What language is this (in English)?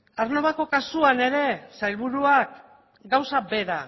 Basque